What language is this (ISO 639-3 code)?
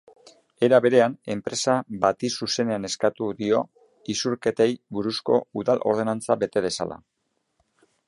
eus